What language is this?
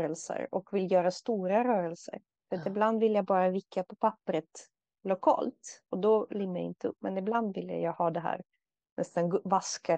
Swedish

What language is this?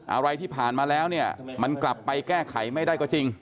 Thai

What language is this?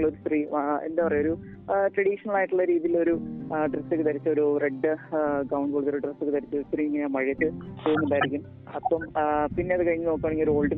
Malayalam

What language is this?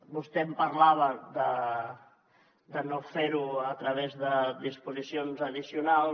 Catalan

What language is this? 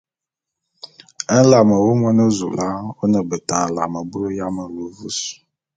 Bulu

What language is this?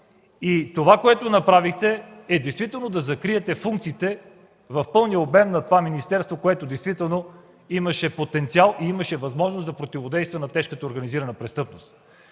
Bulgarian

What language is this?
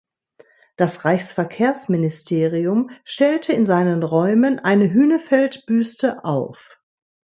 German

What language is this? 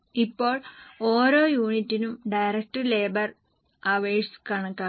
Malayalam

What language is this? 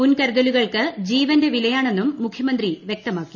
Malayalam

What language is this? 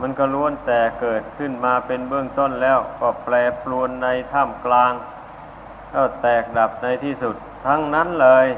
Thai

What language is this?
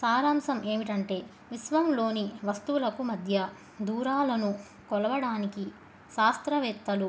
Telugu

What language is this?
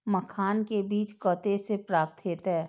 Maithili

